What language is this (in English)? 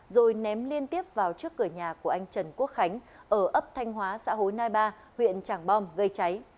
Vietnamese